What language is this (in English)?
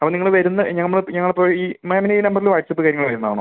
Malayalam